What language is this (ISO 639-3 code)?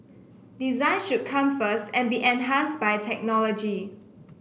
eng